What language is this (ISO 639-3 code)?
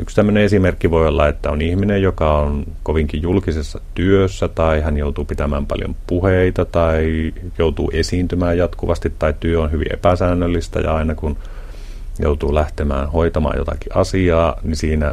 fin